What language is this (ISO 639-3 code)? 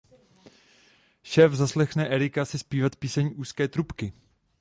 ces